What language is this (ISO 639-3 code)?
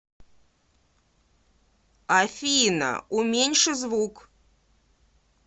rus